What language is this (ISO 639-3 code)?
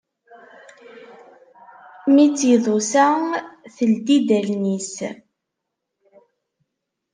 kab